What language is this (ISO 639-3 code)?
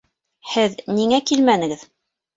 bak